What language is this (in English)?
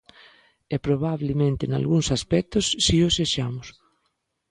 Galician